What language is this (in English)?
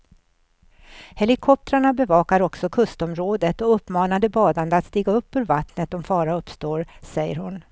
Swedish